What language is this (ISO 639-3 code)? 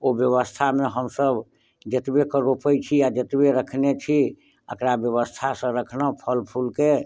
mai